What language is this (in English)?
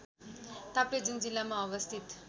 Nepali